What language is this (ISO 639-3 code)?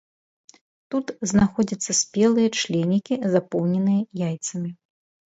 bel